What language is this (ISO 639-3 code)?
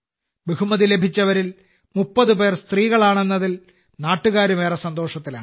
mal